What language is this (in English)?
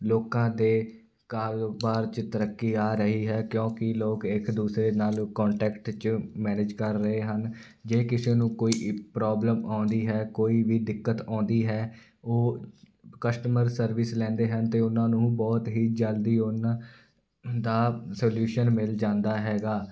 Punjabi